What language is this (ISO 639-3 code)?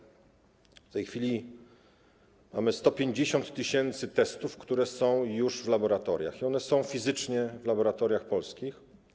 pol